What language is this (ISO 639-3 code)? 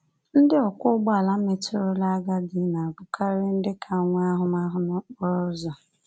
ibo